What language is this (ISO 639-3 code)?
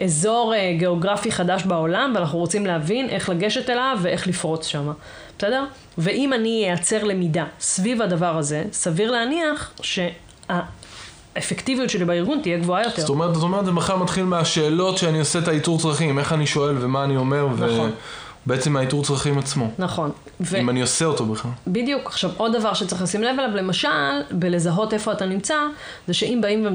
heb